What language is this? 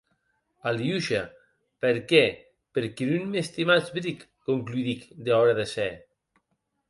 Occitan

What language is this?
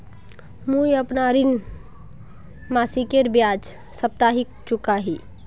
Magahi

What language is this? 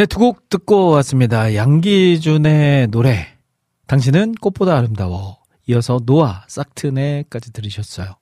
Korean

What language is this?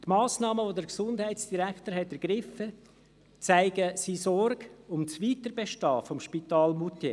Swiss German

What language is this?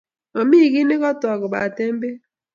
Kalenjin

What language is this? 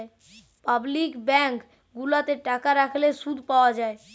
Bangla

